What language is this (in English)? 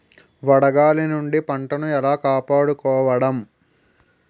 Telugu